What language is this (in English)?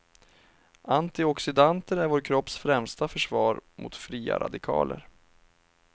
Swedish